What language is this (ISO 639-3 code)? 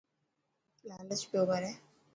mki